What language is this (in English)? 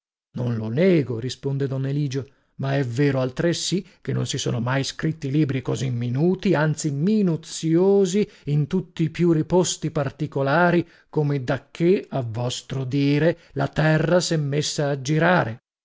Italian